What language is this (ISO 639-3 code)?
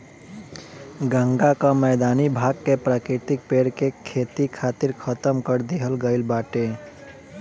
bho